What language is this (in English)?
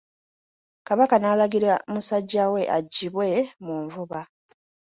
Ganda